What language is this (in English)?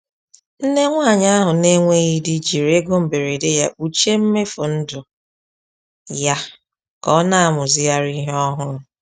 Igbo